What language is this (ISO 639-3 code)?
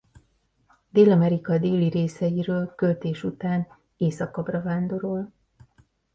hun